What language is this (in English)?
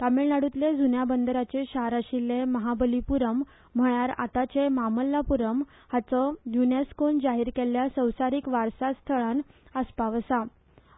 Konkani